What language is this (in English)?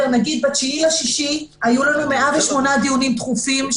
Hebrew